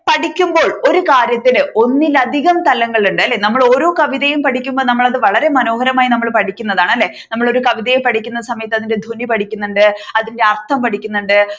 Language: Malayalam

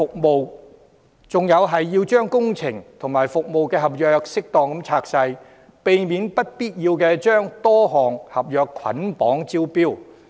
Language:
Cantonese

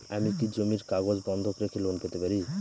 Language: Bangla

